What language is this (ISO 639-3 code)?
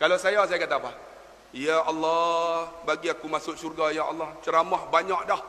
msa